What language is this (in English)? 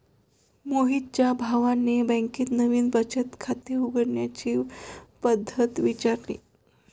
Marathi